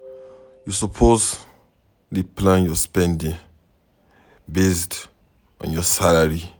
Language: Nigerian Pidgin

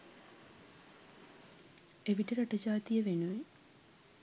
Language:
Sinhala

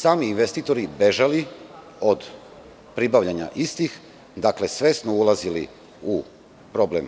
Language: Serbian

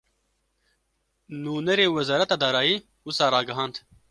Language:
Kurdish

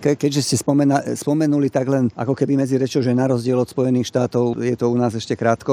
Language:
Slovak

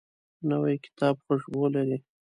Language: Pashto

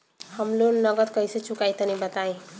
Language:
Bhojpuri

